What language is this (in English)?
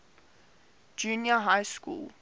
English